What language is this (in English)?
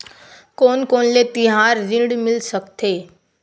Chhattisgarhi